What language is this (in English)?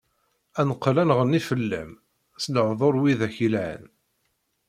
Kabyle